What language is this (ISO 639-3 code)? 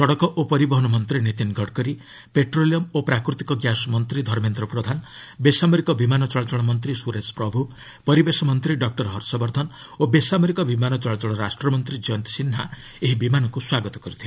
ori